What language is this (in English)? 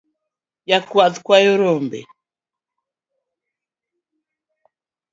Luo (Kenya and Tanzania)